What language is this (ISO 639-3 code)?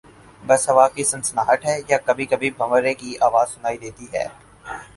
urd